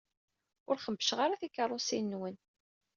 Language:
Kabyle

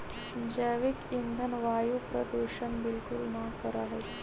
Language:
Magahi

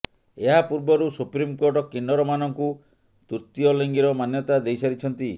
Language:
Odia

